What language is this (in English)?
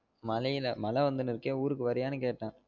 Tamil